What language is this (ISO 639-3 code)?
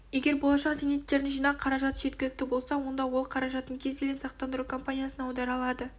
kaz